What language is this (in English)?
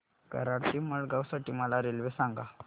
Marathi